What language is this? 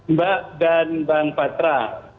Indonesian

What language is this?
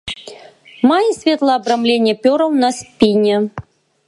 Belarusian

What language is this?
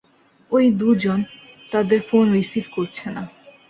Bangla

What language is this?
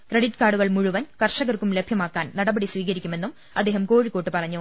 Malayalam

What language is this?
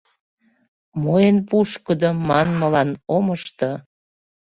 Mari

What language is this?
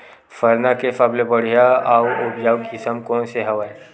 Chhattisgarhi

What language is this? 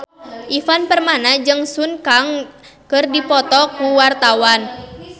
Sundanese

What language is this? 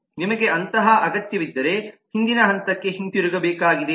Kannada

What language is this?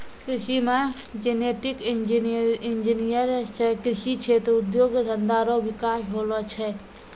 Maithili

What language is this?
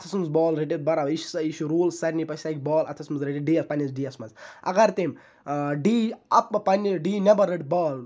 Kashmiri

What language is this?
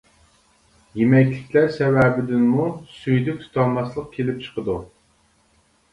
Uyghur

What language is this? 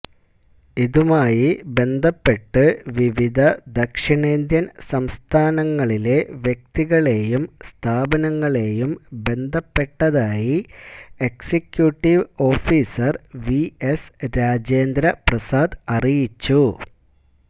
Malayalam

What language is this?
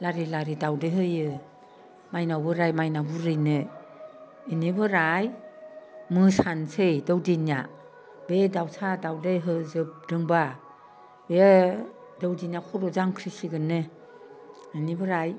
Bodo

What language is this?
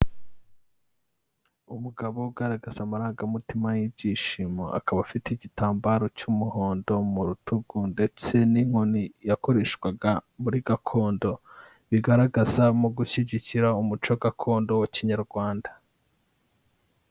Kinyarwanda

